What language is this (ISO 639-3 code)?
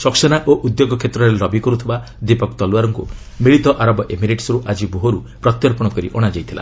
ori